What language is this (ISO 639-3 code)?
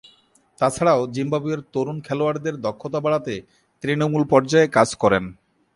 ben